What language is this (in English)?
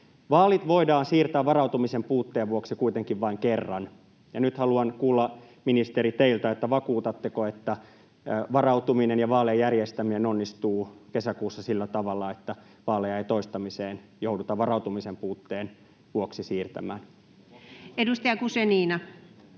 Finnish